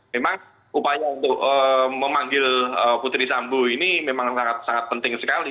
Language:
Indonesian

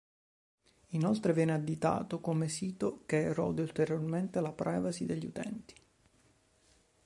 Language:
Italian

